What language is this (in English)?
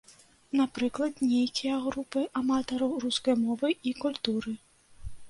Belarusian